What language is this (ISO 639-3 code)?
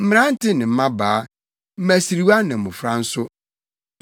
aka